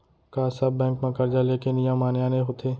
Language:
Chhattisgarhi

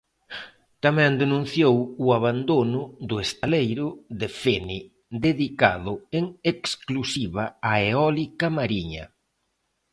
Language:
Galician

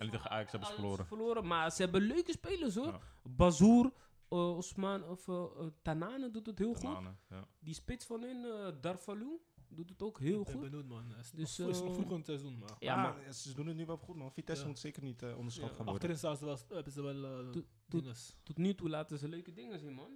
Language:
Dutch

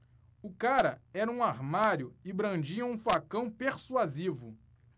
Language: Portuguese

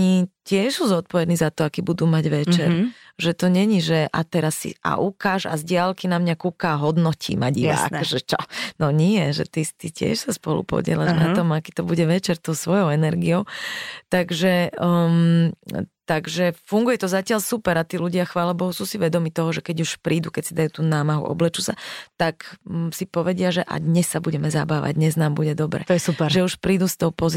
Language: Slovak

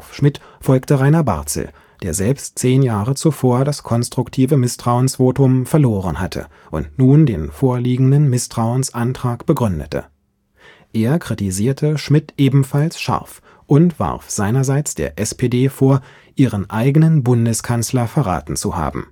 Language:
German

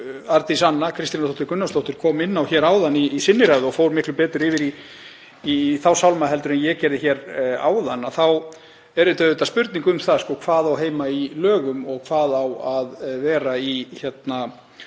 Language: Icelandic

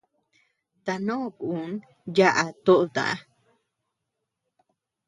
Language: Tepeuxila Cuicatec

